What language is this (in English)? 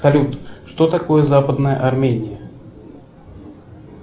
Russian